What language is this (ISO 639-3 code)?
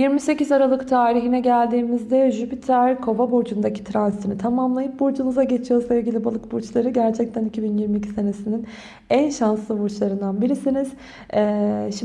tur